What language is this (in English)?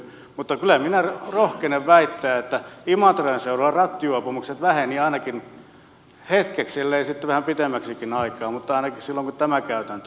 Finnish